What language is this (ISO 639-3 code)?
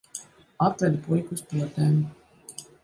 lav